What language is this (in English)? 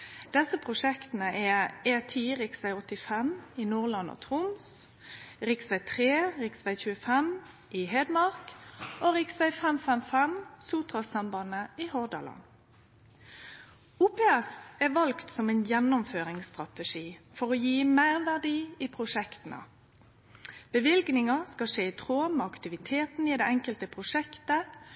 Norwegian Nynorsk